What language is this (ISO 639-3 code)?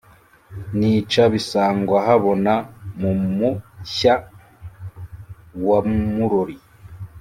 kin